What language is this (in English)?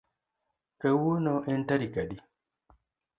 Luo (Kenya and Tanzania)